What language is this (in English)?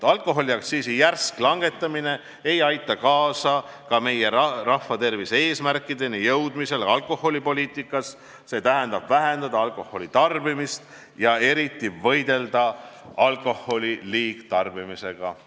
Estonian